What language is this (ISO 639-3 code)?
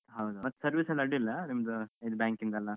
kan